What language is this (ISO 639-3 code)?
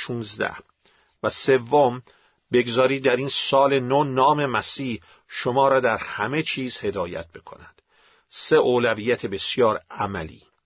fas